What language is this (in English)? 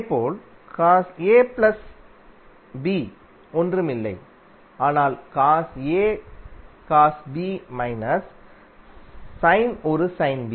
Tamil